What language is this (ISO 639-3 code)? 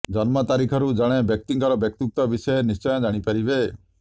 ori